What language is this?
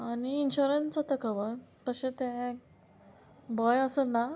Konkani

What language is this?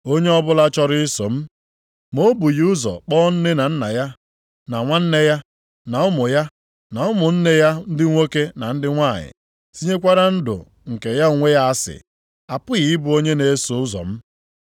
Igbo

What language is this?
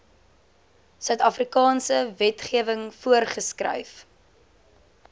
Afrikaans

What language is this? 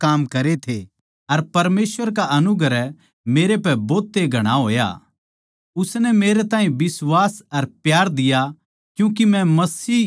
Haryanvi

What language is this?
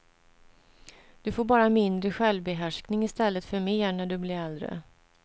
Swedish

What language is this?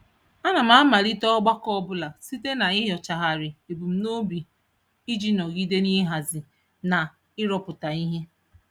Igbo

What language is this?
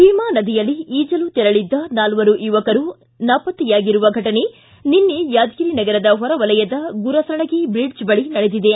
Kannada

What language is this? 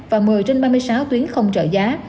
Vietnamese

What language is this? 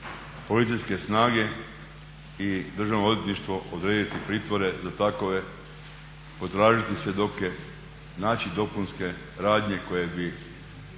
Croatian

